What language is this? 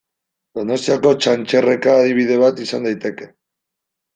Basque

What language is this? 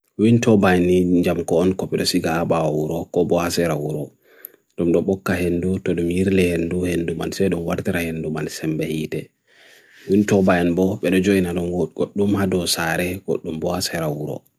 Bagirmi Fulfulde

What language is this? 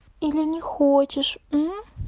Russian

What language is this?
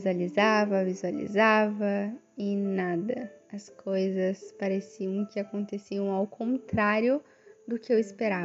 Portuguese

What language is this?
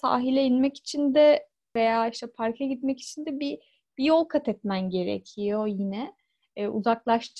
Turkish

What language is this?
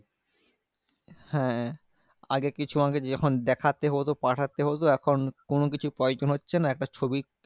Bangla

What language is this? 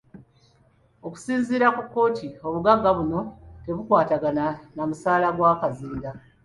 Ganda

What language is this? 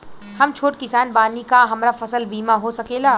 Bhojpuri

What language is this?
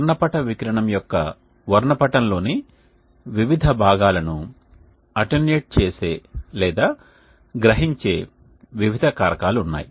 Telugu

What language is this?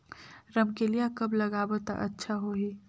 Chhattisgarhi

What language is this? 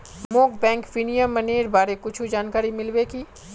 Magahi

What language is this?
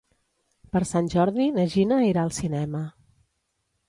Catalan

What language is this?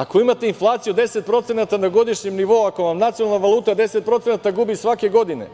Serbian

